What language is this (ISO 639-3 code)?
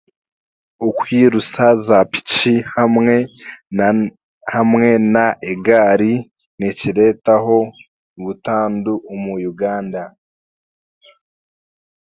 cgg